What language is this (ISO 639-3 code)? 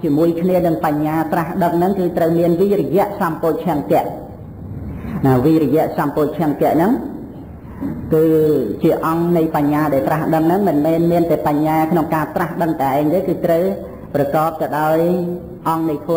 vie